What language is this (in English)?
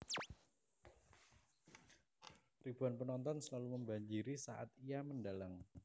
Javanese